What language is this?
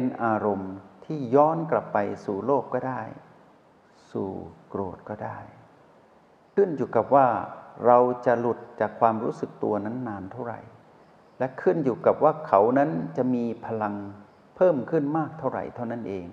Thai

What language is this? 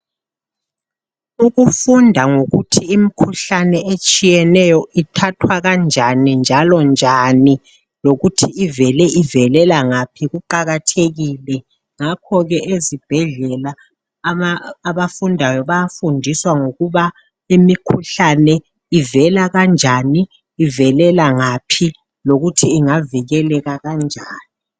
North Ndebele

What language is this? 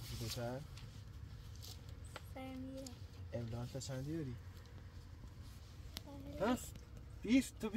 Persian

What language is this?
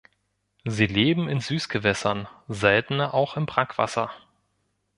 German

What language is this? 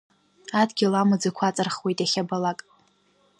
Abkhazian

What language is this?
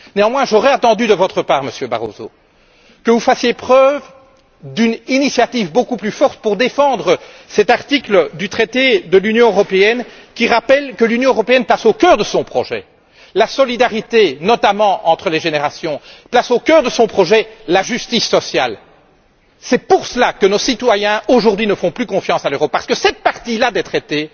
French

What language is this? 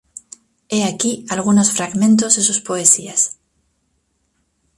Spanish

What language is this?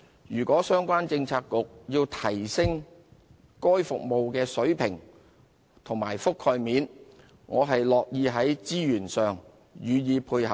Cantonese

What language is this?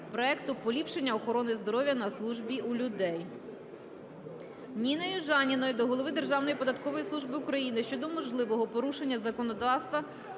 Ukrainian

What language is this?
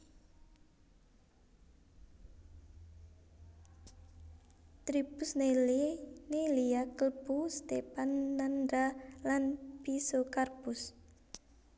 Javanese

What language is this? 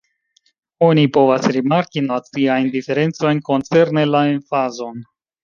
Esperanto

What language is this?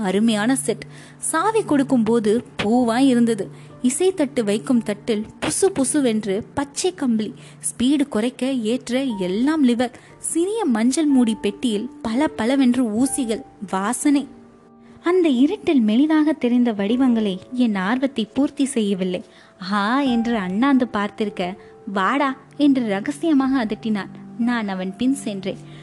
Tamil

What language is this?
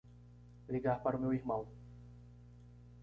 Portuguese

